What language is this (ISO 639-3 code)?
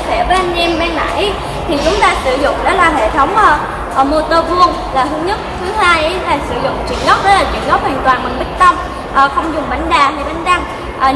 vie